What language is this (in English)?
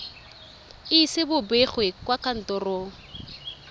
Tswana